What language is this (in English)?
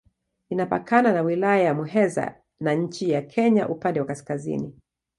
Swahili